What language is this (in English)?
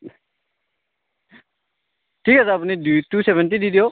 Assamese